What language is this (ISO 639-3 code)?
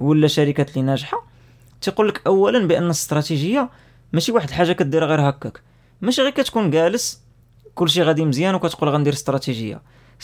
ara